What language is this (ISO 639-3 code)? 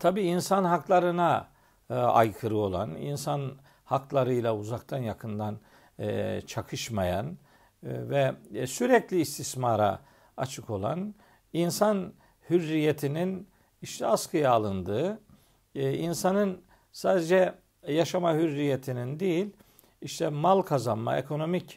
tur